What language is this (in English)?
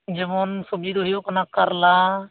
Santali